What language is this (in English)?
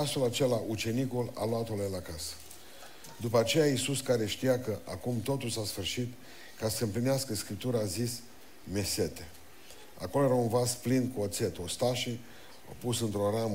Romanian